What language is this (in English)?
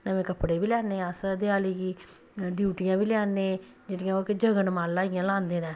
Dogri